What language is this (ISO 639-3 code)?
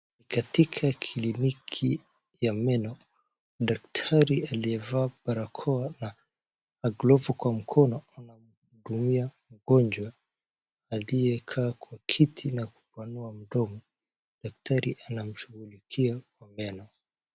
swa